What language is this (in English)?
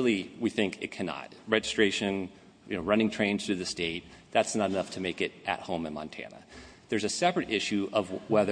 English